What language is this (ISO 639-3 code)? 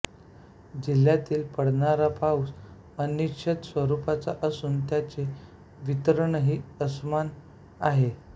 mar